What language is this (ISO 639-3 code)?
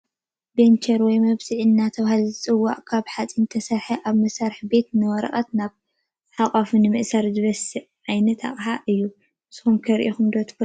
tir